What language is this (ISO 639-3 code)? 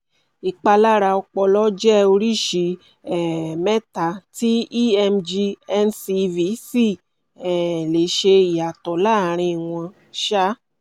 yor